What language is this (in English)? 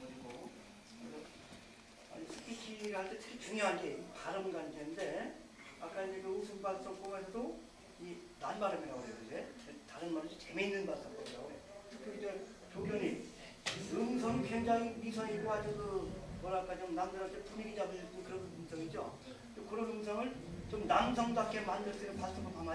Korean